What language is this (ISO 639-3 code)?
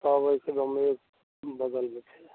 mai